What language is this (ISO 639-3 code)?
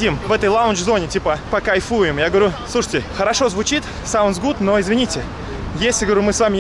rus